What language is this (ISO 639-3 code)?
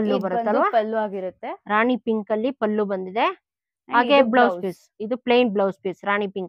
kan